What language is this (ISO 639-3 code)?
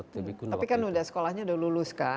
ind